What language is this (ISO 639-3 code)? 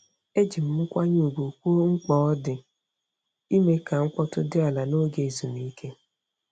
ibo